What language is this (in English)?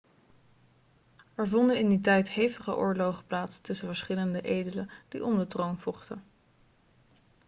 Dutch